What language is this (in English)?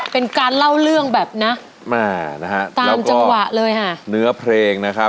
Thai